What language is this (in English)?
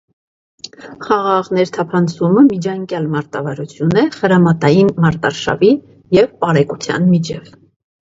Armenian